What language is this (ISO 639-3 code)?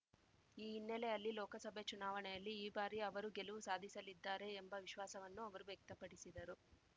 kan